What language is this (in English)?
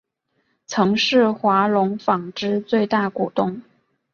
Chinese